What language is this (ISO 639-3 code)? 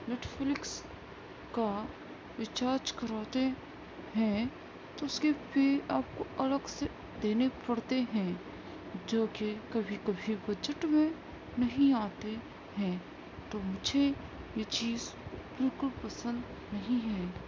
urd